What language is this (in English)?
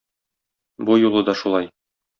Tatar